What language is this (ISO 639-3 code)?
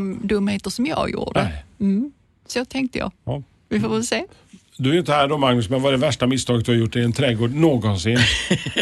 swe